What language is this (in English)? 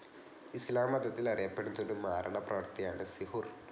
Malayalam